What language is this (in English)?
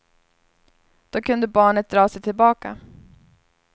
Swedish